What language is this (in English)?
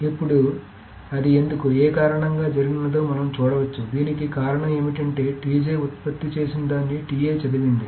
Telugu